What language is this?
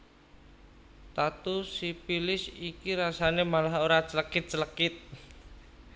Javanese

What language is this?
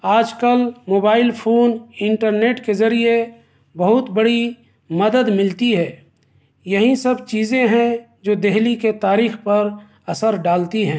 Urdu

